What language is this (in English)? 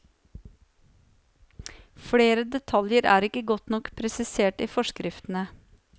Norwegian